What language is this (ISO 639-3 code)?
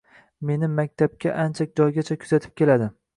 uzb